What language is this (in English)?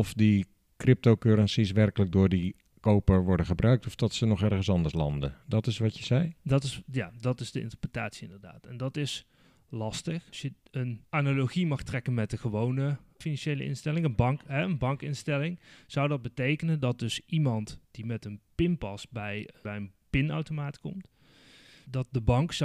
Dutch